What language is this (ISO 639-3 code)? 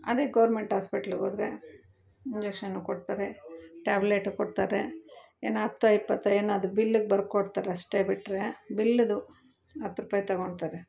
kan